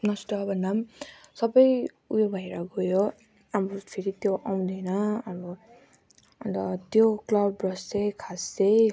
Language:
Nepali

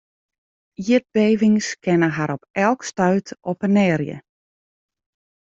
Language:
Western Frisian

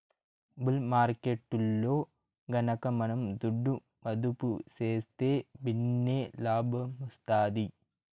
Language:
Telugu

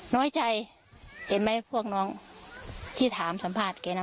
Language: Thai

